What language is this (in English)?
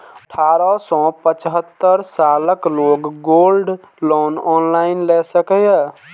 Maithili